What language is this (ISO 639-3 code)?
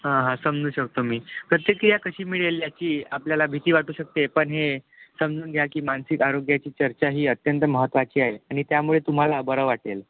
mar